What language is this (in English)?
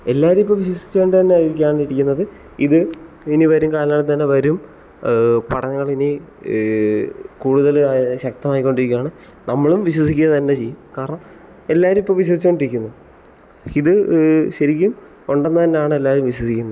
Malayalam